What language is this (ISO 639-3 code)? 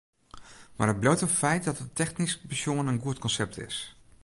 fry